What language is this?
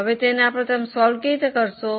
Gujarati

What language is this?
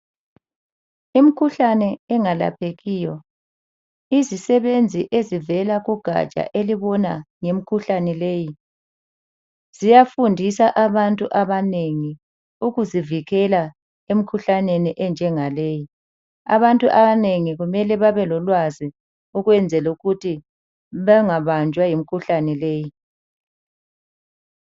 North Ndebele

